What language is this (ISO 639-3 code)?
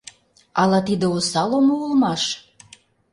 chm